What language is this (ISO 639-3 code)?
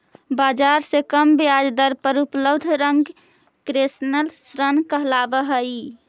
mag